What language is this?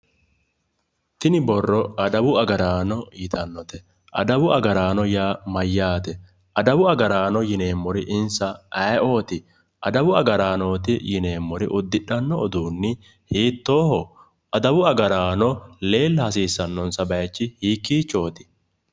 Sidamo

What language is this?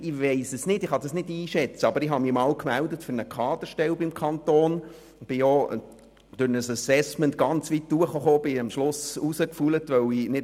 Swiss German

